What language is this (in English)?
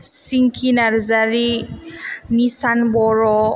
Bodo